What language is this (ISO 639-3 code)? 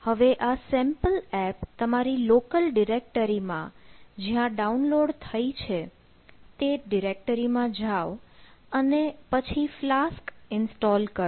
guj